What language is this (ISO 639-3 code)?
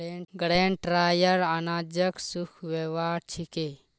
mag